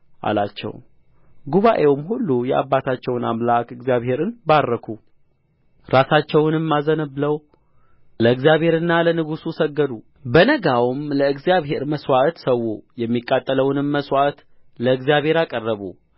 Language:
Amharic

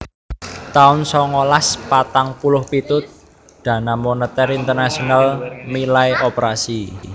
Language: Javanese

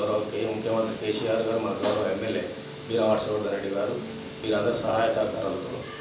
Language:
Indonesian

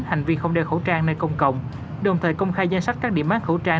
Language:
Vietnamese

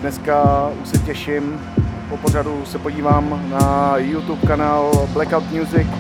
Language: Czech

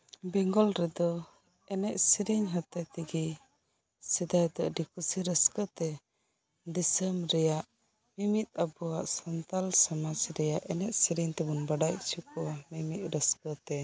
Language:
Santali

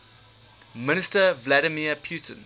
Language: English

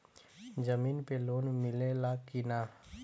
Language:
Bhojpuri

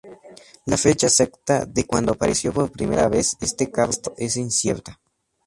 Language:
Spanish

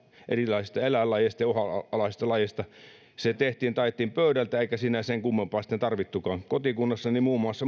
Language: Finnish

